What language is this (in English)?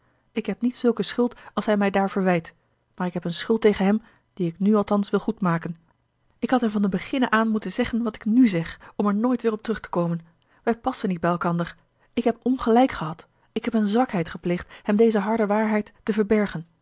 Dutch